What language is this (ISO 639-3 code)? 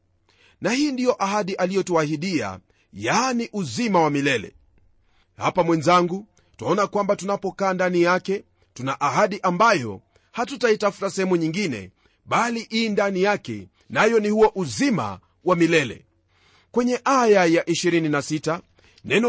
swa